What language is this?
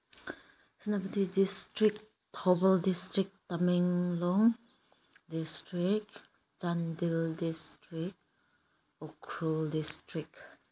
Manipuri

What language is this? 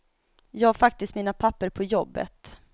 Swedish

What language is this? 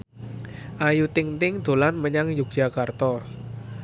Javanese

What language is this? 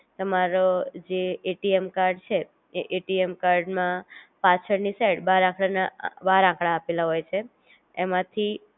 Gujarati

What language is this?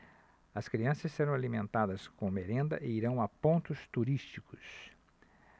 Portuguese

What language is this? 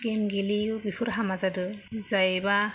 Bodo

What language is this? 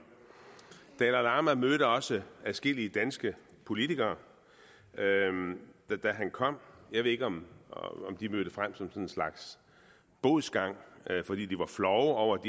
Danish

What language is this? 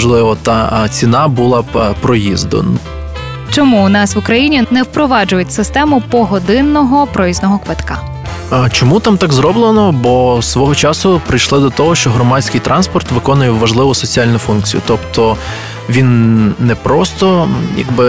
Ukrainian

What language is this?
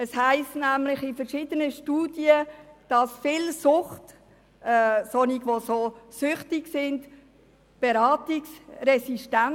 Swiss German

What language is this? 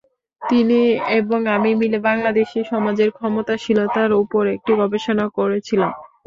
Bangla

